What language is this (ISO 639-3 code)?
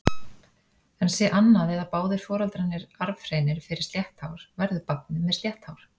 isl